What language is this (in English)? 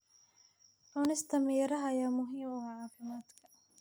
Somali